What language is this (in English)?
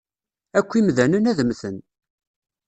Kabyle